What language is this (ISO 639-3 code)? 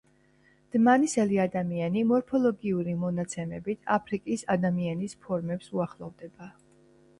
kat